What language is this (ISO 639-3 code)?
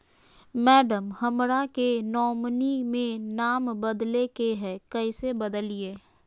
mag